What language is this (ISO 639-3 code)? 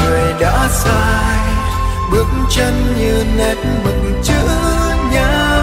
vie